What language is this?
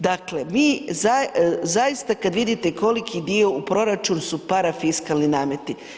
Croatian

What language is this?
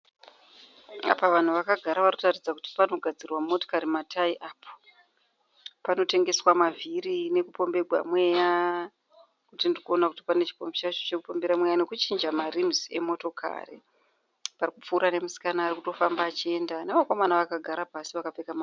Shona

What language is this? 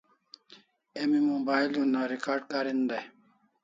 Kalasha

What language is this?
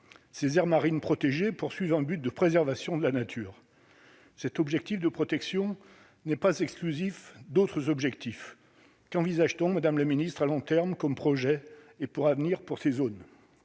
French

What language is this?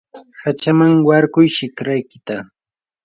Yanahuanca Pasco Quechua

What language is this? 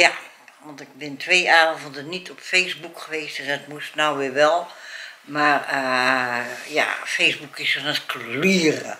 Dutch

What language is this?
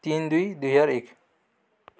Odia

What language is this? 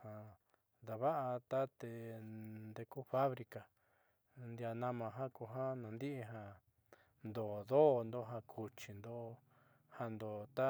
Southeastern Nochixtlán Mixtec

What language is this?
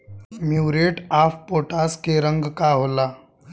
Bhojpuri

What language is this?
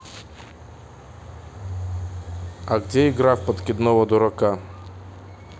Russian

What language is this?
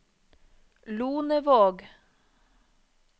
Norwegian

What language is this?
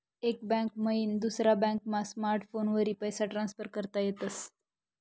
Marathi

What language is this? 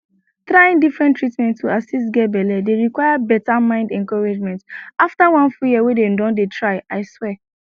Nigerian Pidgin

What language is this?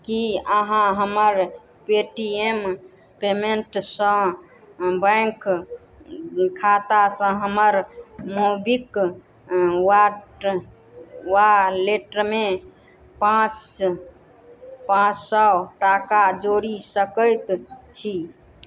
Maithili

